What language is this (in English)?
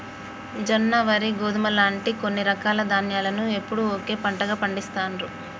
Telugu